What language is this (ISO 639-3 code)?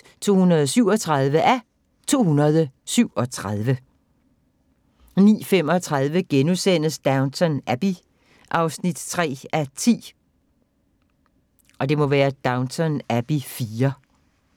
dan